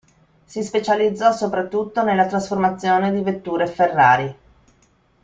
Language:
Italian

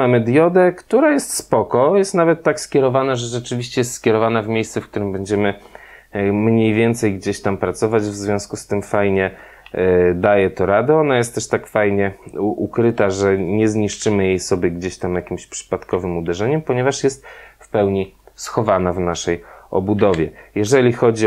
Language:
Polish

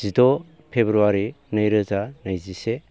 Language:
Bodo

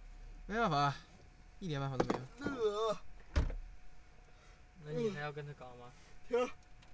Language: Chinese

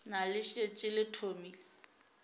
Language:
Northern Sotho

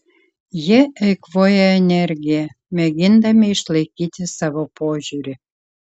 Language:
Lithuanian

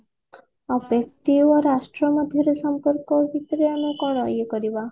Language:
Odia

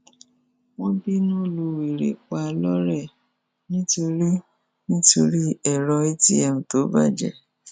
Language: Yoruba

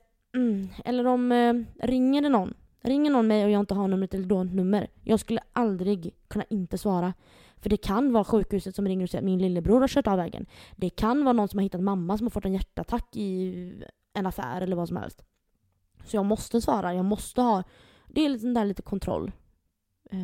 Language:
Swedish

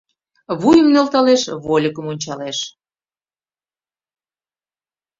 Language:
Mari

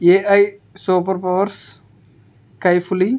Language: Telugu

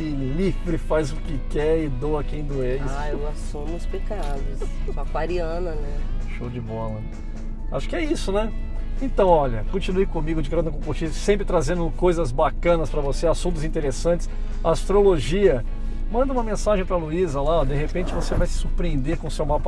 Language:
Portuguese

